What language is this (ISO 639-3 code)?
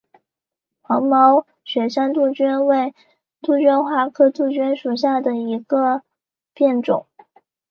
zho